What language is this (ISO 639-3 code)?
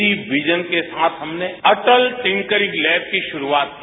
hin